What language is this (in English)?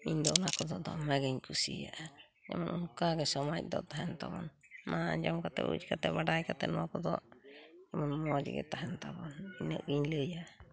Santali